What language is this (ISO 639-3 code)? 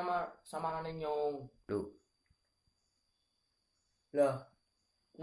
jav